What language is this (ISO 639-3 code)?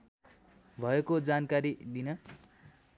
nep